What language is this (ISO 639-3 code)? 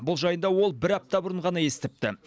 kaz